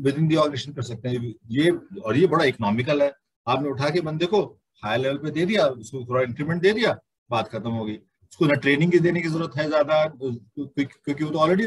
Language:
Hindi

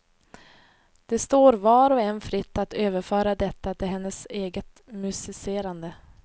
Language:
Swedish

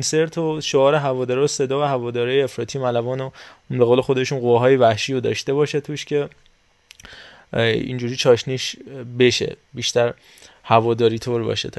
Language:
Persian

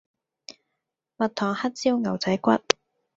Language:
Cantonese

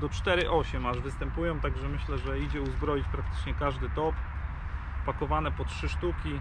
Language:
Polish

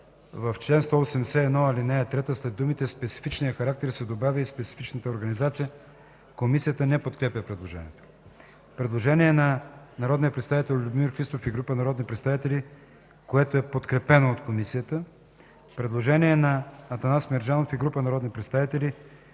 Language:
Bulgarian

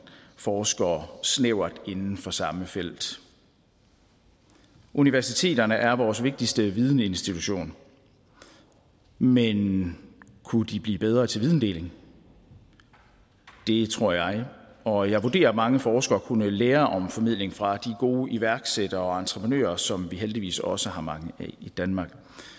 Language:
Danish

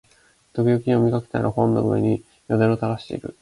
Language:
Japanese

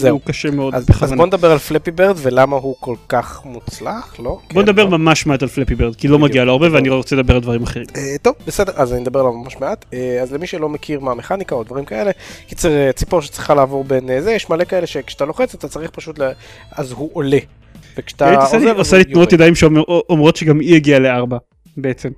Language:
Hebrew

